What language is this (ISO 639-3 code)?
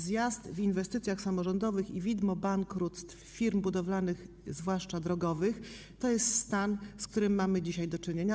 pol